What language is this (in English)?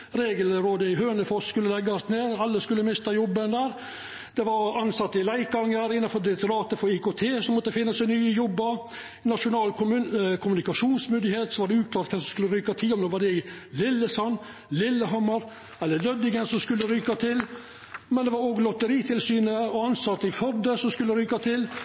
Norwegian Nynorsk